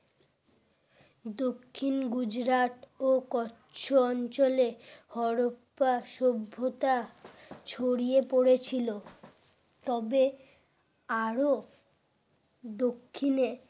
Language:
Bangla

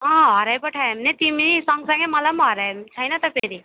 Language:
Nepali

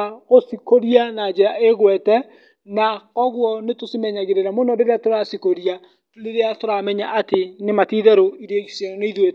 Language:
Kikuyu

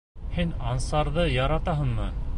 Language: Bashkir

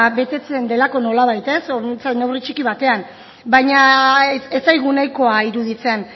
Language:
Basque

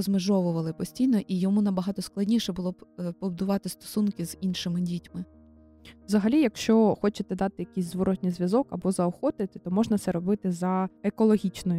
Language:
Ukrainian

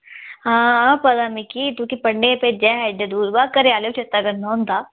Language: Dogri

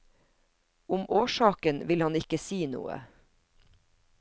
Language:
Norwegian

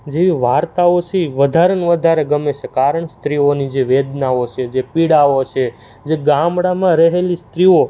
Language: Gujarati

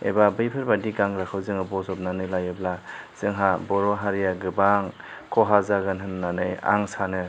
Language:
Bodo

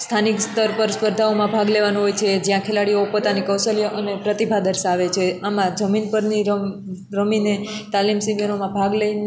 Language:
Gujarati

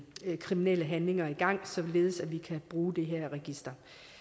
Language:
Danish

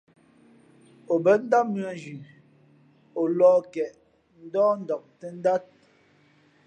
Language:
Fe'fe'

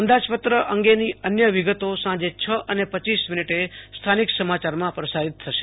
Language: Gujarati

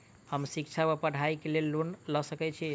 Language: Maithili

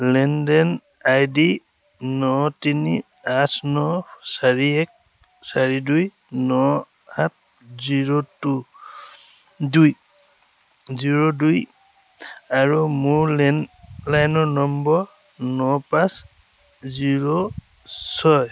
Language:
Assamese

